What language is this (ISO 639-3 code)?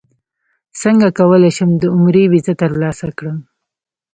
pus